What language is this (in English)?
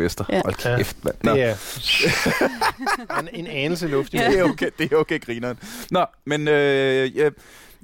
Danish